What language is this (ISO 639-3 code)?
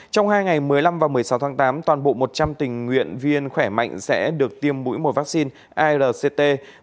vie